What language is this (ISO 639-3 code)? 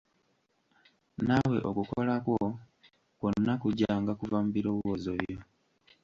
lug